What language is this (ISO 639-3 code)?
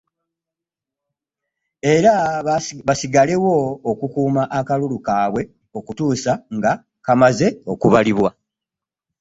lug